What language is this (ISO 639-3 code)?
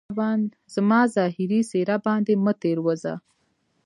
pus